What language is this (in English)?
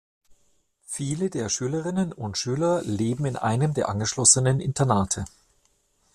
German